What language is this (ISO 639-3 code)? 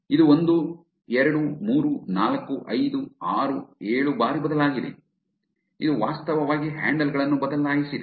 kan